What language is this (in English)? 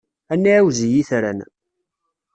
Kabyle